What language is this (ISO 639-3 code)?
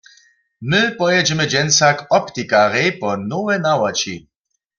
hsb